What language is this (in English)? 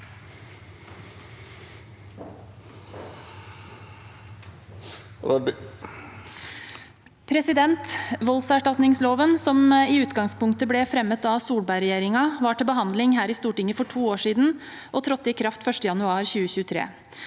Norwegian